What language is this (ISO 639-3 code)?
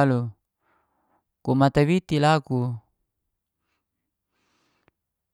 ges